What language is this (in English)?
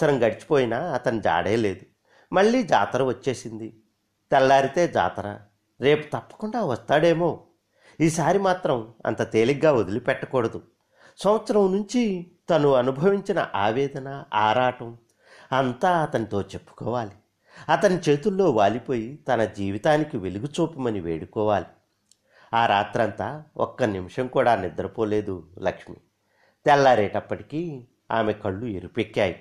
Telugu